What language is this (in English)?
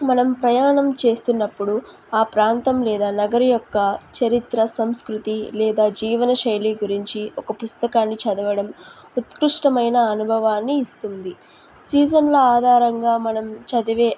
Telugu